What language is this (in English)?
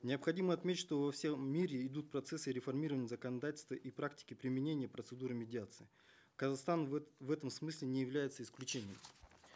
Kazakh